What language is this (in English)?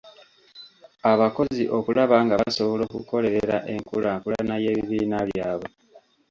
Ganda